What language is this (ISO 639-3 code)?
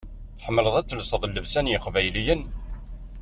kab